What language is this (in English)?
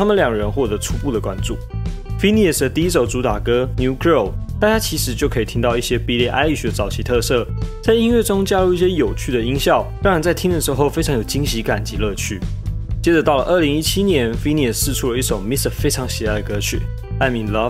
Chinese